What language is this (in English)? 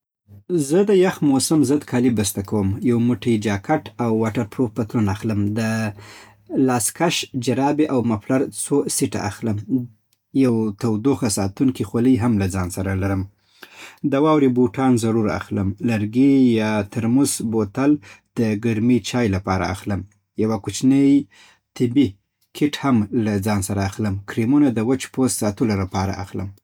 Southern Pashto